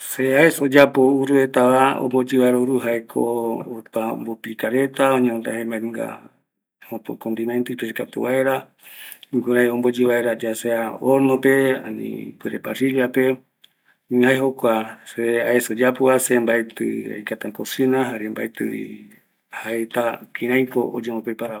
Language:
Eastern Bolivian Guaraní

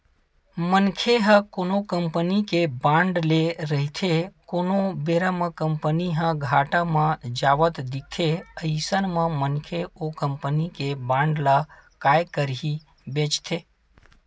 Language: Chhattisgarhi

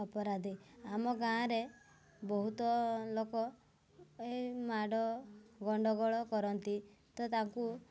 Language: Odia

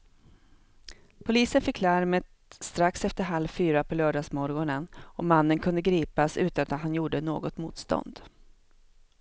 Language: Swedish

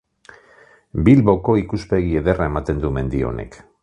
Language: Basque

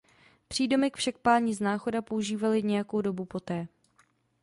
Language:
Czech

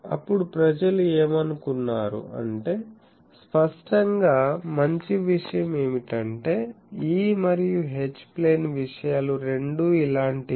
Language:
Telugu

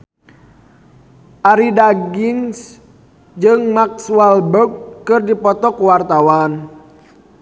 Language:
Sundanese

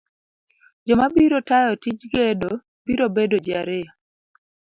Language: Luo (Kenya and Tanzania)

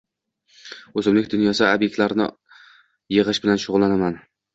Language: Uzbek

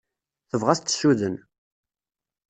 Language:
Kabyle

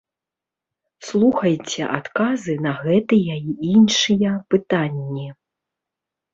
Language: Belarusian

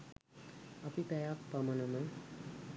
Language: Sinhala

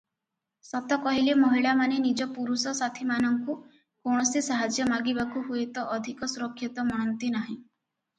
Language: Odia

